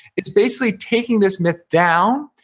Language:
English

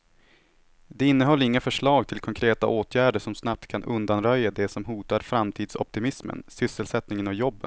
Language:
Swedish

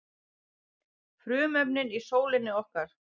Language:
Icelandic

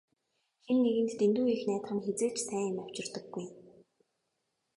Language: Mongolian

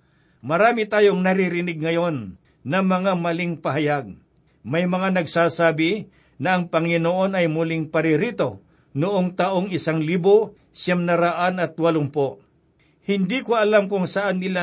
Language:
Filipino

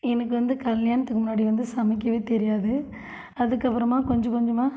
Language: Tamil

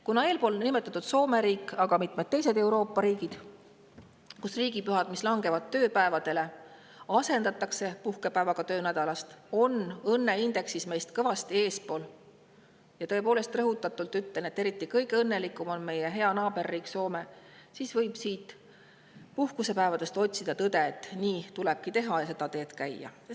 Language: Estonian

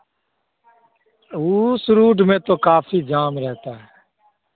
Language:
Hindi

